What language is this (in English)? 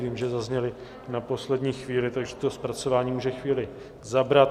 Czech